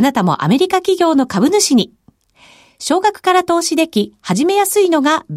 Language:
Japanese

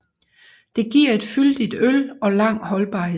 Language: Danish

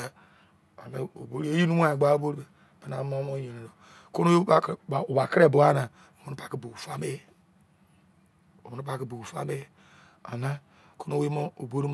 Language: Izon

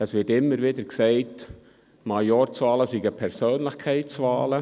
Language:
Swiss German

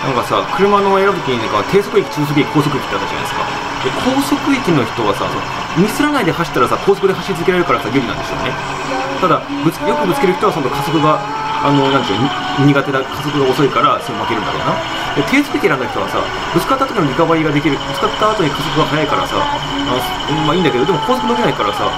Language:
Japanese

